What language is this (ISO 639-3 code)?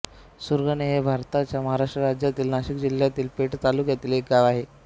mar